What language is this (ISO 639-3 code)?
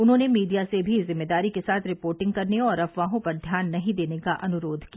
hin